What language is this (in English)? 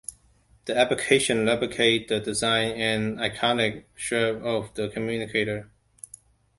English